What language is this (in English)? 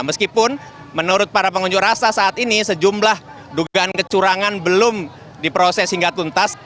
Indonesian